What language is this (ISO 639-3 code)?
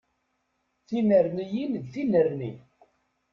kab